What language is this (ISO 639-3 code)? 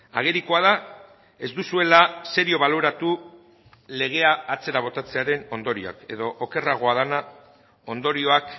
eus